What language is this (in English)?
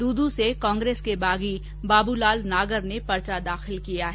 Hindi